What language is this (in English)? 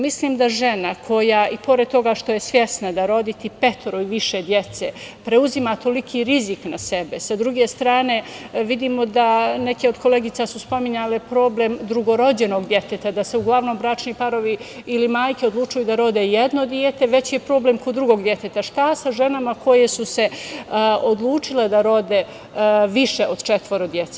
Serbian